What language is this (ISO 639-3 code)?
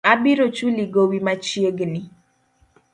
luo